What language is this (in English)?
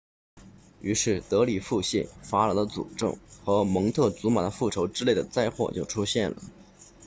Chinese